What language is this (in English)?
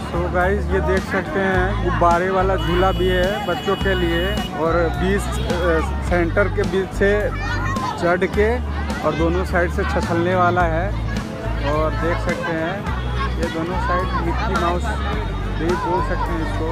Hindi